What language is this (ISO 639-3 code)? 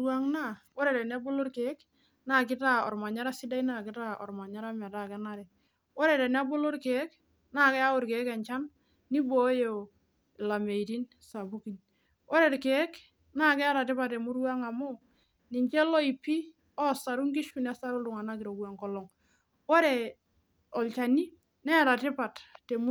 mas